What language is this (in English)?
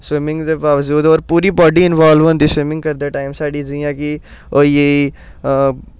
Dogri